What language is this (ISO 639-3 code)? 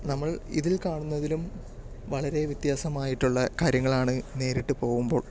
mal